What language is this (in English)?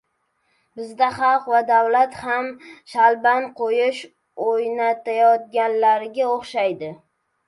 Uzbek